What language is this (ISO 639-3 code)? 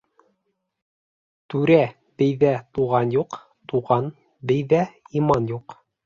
bak